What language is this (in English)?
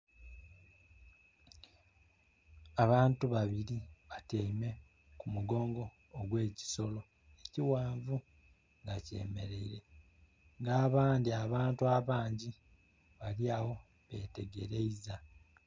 Soga